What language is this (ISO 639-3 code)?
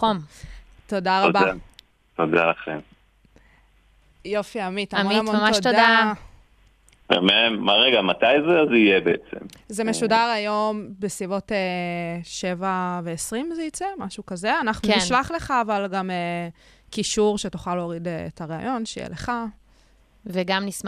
heb